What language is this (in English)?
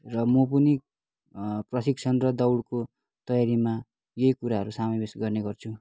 Nepali